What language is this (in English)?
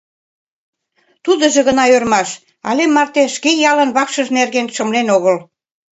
Mari